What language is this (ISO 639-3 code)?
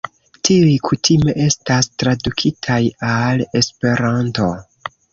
epo